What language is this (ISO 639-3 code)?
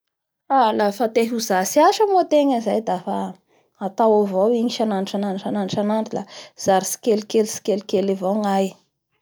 bhr